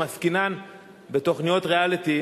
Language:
Hebrew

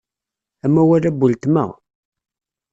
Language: Kabyle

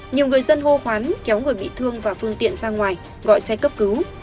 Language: Vietnamese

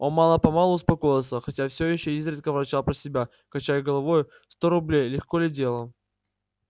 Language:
Russian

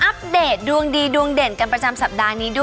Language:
Thai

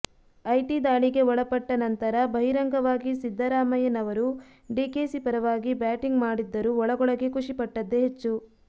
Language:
Kannada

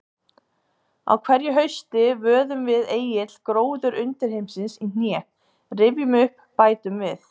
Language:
Icelandic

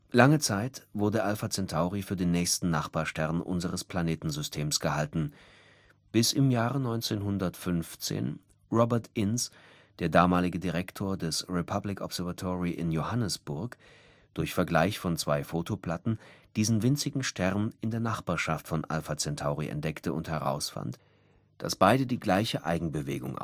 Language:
German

